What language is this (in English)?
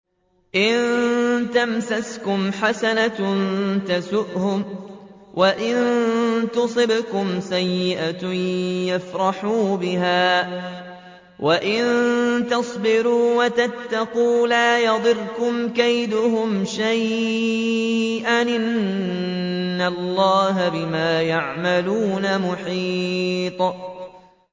Arabic